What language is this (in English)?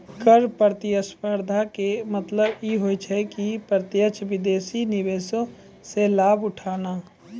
Maithili